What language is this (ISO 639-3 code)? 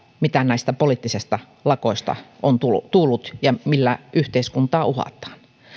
fin